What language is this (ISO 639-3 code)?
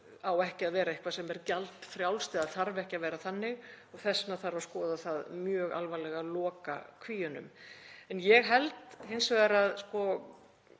isl